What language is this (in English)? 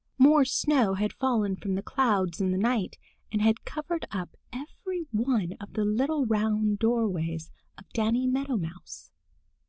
English